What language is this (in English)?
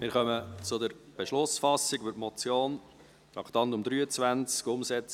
Swiss German